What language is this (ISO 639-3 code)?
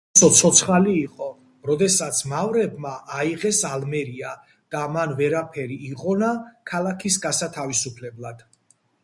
kat